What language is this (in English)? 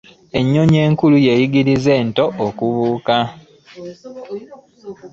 Ganda